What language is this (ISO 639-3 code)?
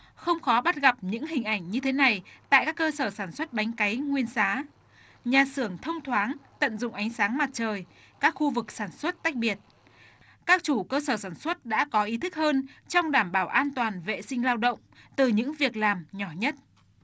vie